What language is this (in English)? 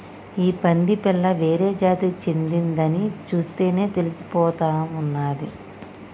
Telugu